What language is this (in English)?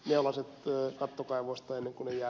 Finnish